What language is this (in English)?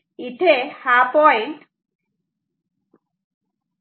Marathi